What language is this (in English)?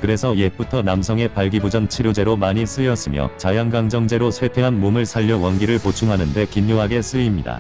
Korean